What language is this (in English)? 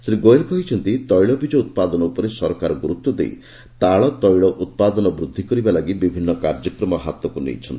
Odia